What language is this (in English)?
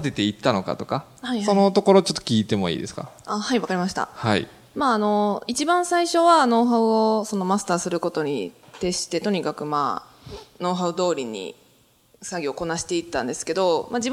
Japanese